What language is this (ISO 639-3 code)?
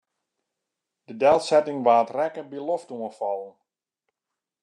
fry